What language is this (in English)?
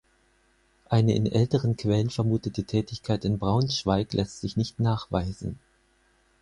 German